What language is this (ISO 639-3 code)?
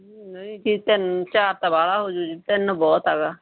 pan